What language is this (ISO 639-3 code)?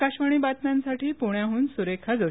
mar